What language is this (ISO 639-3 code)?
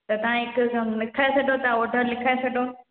snd